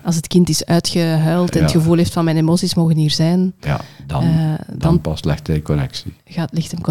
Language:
Dutch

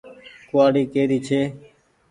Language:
Goaria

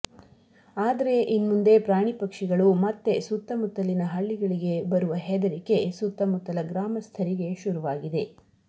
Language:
Kannada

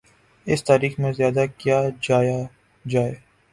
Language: Urdu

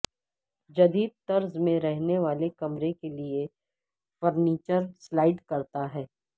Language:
Urdu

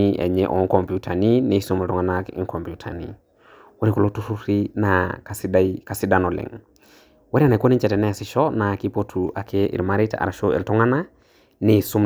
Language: Masai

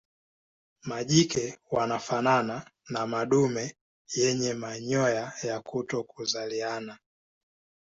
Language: Swahili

